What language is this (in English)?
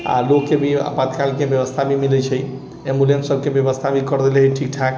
Maithili